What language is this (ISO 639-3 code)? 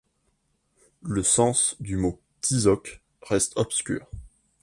fra